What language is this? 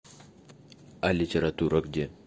Russian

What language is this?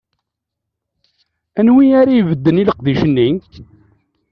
Kabyle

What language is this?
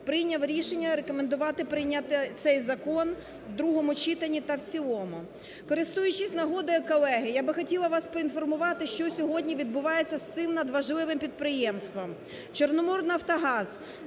Ukrainian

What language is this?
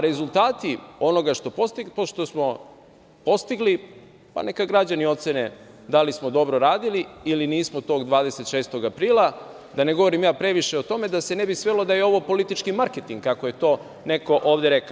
Serbian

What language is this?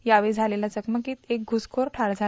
Marathi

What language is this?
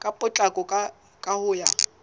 Southern Sotho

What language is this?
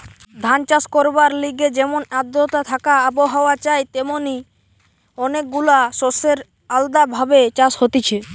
Bangla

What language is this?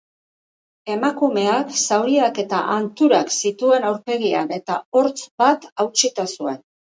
Basque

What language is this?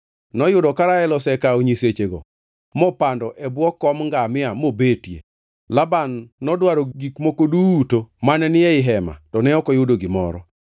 Luo (Kenya and Tanzania)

